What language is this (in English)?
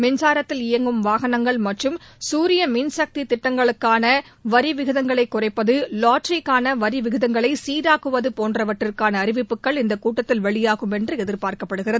Tamil